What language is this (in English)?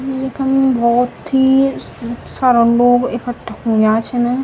Garhwali